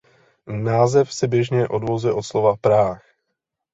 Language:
Czech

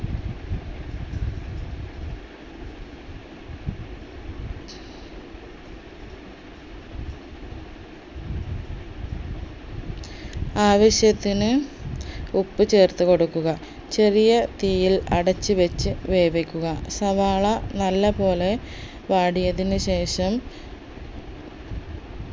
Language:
Malayalam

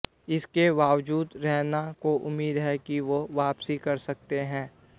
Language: Hindi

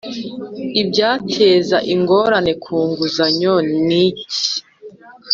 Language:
Kinyarwanda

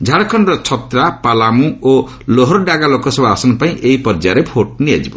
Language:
Odia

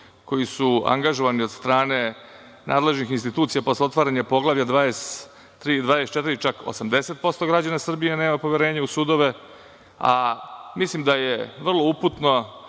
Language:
Serbian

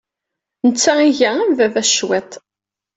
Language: Kabyle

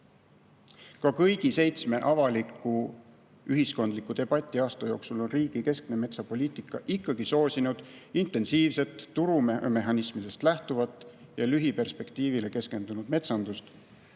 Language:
Estonian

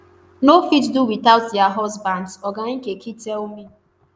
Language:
Nigerian Pidgin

